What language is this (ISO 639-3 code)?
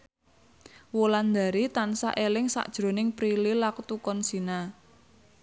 jav